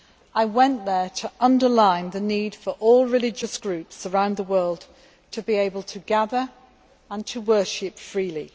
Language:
English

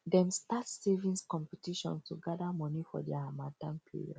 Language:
Nigerian Pidgin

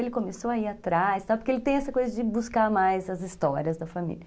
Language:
Portuguese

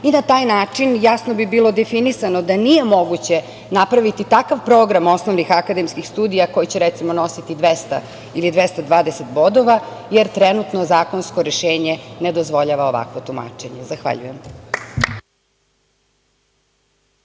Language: Serbian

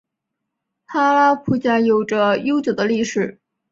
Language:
Chinese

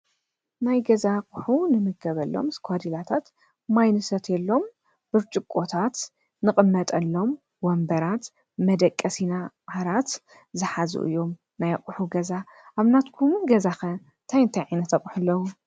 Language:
Tigrinya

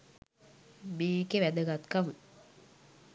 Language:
Sinhala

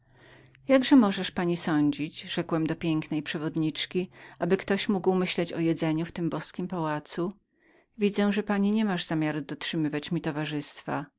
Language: Polish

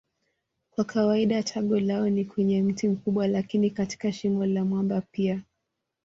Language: Swahili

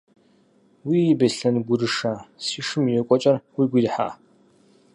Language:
Kabardian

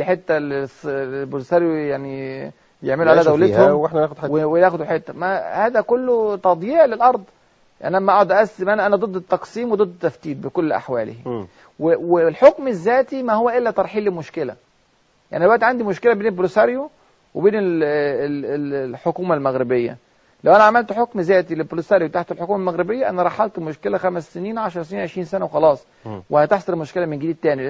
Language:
Arabic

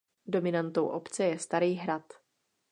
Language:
Czech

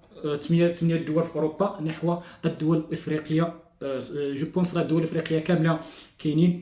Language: Arabic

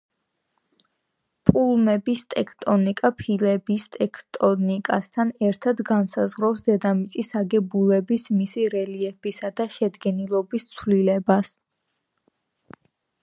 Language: Georgian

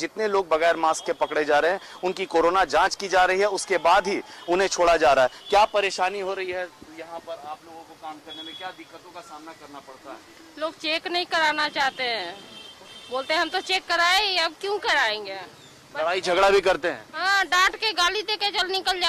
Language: Hindi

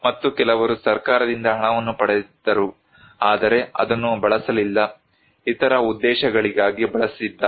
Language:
Kannada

